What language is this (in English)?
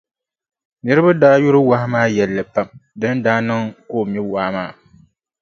Dagbani